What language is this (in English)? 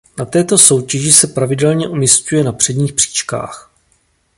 Czech